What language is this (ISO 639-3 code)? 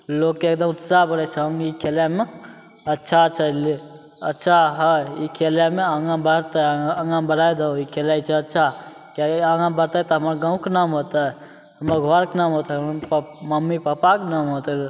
mai